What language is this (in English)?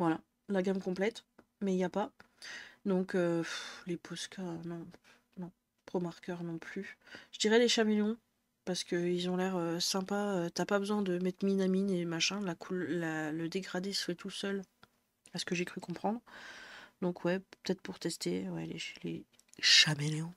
French